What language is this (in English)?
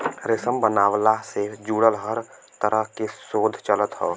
Bhojpuri